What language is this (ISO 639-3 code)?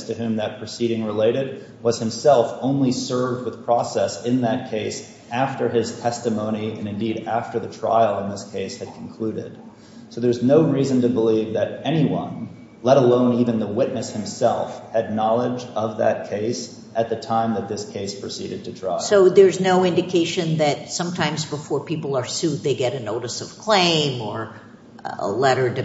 eng